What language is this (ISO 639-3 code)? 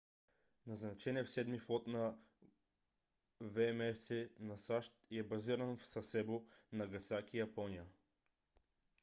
bul